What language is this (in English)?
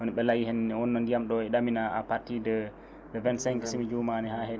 Fula